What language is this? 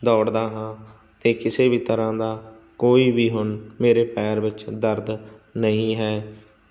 Punjabi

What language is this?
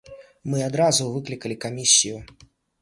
Belarusian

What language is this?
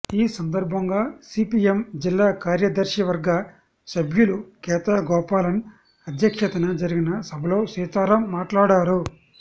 Telugu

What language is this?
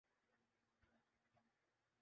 Urdu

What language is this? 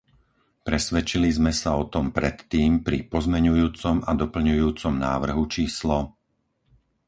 Slovak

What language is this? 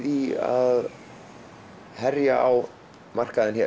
Icelandic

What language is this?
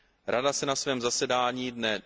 Czech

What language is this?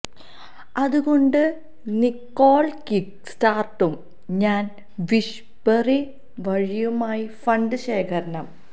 Malayalam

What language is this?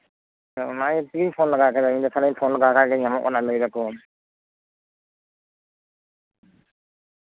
Santali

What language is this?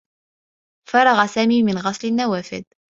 Arabic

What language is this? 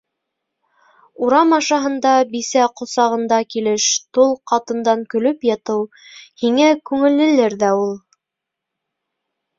Bashkir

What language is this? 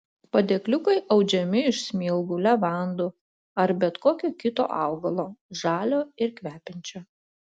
Lithuanian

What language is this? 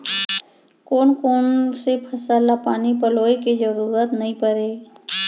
Chhattisgarhi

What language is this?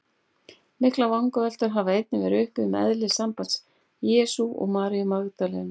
Icelandic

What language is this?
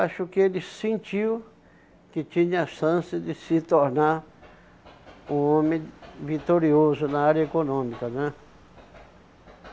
Portuguese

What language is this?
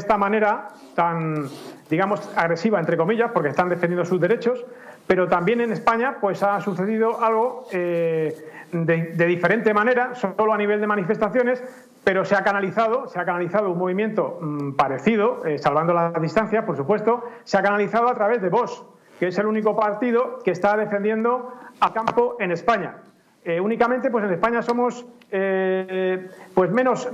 Spanish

